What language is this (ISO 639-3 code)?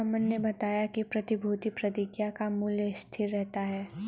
hin